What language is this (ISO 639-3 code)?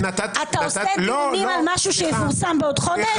heb